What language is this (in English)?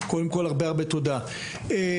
Hebrew